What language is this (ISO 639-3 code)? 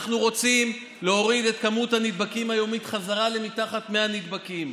heb